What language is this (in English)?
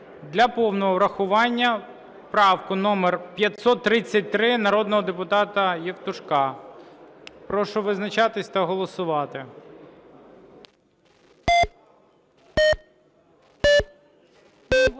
Ukrainian